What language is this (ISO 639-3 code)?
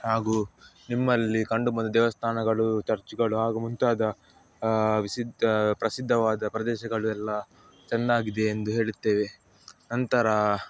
kan